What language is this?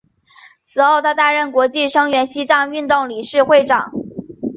Chinese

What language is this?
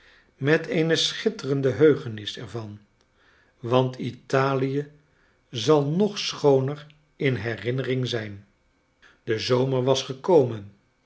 Dutch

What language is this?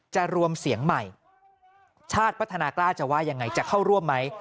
Thai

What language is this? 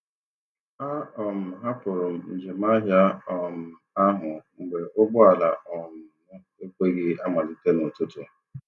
Igbo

